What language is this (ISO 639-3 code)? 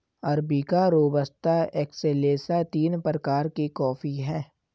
hin